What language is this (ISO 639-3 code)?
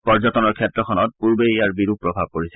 asm